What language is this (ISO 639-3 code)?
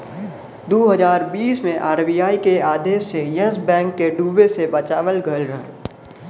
bho